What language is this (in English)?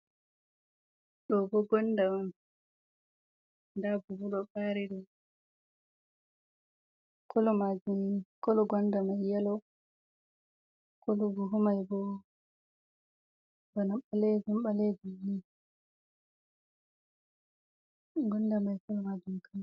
Fula